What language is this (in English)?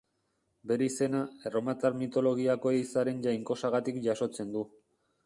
Basque